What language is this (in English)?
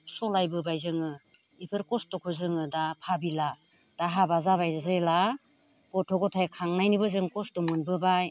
Bodo